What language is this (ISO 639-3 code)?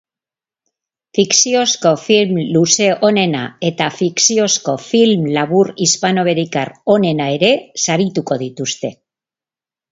eus